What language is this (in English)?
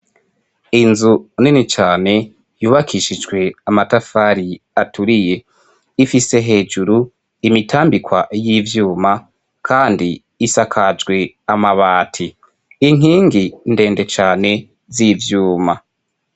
Rundi